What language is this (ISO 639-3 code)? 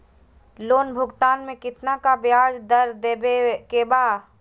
mag